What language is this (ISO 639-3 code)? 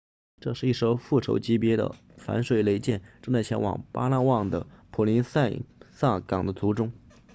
zho